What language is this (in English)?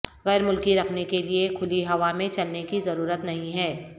Urdu